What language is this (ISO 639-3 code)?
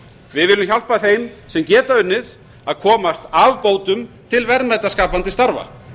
isl